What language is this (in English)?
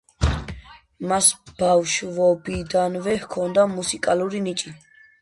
Georgian